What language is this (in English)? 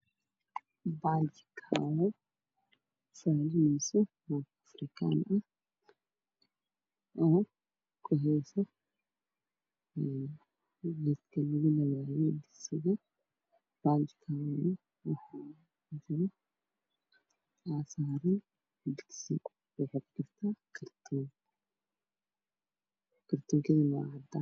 Somali